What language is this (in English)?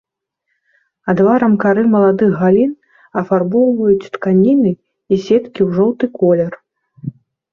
Belarusian